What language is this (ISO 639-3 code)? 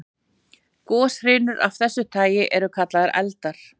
isl